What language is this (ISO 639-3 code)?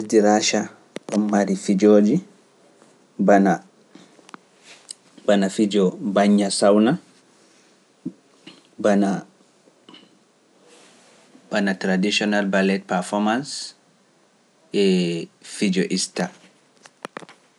fuf